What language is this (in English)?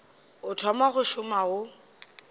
Northern Sotho